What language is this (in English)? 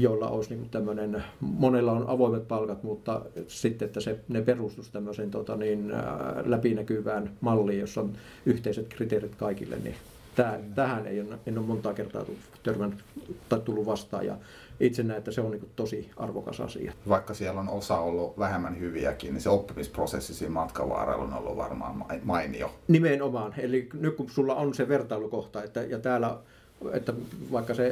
Finnish